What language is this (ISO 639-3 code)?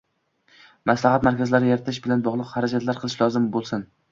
uzb